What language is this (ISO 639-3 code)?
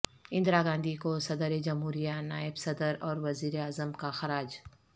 urd